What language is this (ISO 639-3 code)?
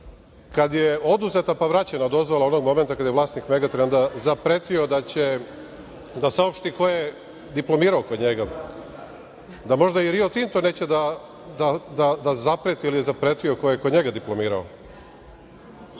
srp